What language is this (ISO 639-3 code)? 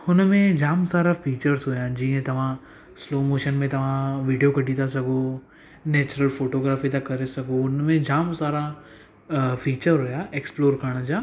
snd